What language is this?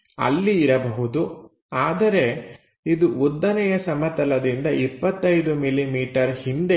Kannada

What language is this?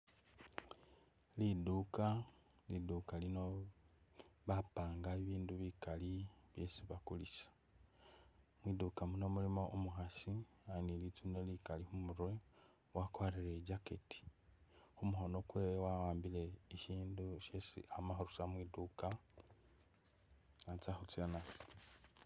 Masaaba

